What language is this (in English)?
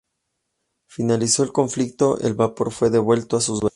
Spanish